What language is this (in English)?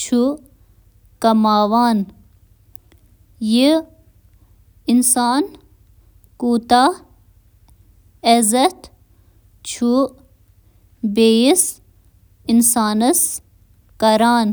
Kashmiri